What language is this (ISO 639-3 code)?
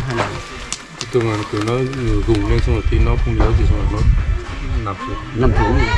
vie